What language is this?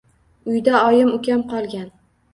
Uzbek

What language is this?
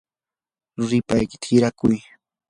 Yanahuanca Pasco Quechua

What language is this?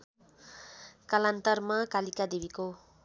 Nepali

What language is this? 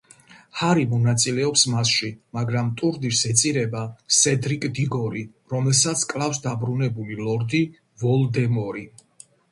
Georgian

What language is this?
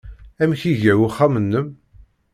Kabyle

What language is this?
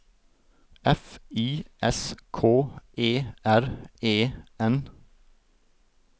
Norwegian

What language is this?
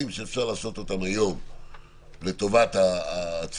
Hebrew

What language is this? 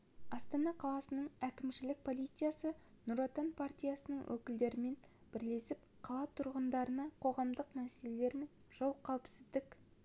Kazakh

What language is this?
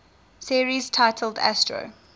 English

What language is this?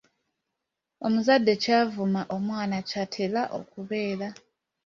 Ganda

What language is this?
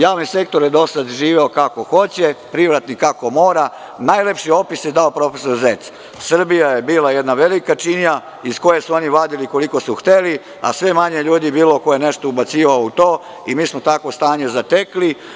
Serbian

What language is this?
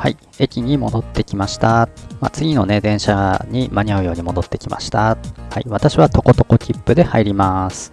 Japanese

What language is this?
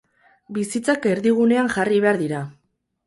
Basque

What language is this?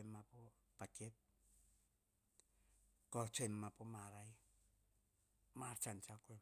Hahon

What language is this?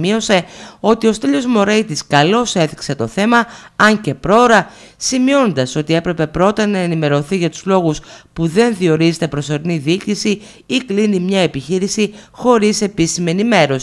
Greek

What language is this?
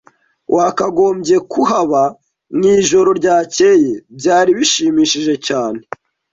Kinyarwanda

